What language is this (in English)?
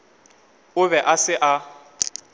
Northern Sotho